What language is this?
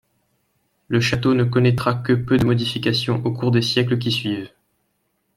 French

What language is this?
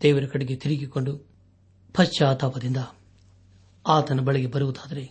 Kannada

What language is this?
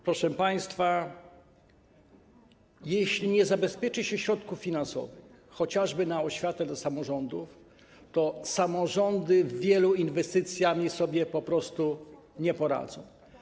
Polish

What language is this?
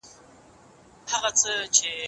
Pashto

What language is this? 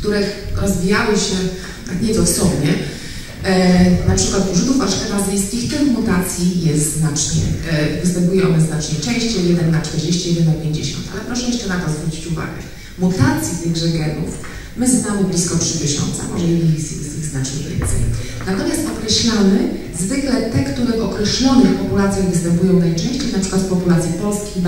Polish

